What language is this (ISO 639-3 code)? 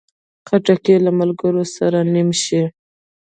pus